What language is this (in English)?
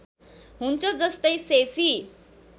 Nepali